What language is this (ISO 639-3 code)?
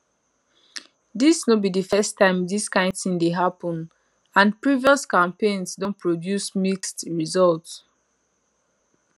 pcm